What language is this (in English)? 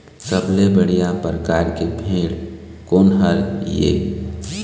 Chhattisgarhi